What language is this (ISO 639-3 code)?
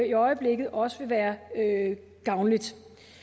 dan